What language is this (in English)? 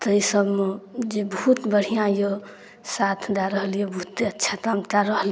Maithili